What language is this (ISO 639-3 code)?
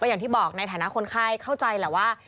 tha